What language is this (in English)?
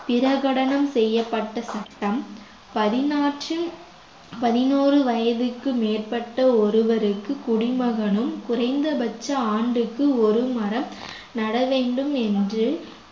Tamil